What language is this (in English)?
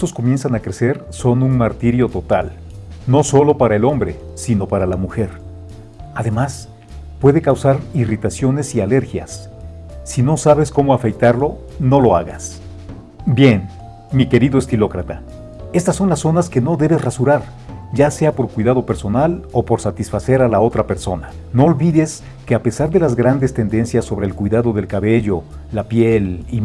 Spanish